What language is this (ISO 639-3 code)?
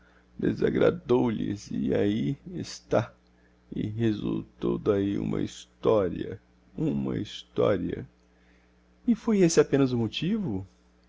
por